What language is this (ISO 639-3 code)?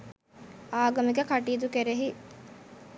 sin